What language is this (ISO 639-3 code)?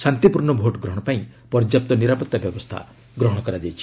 ori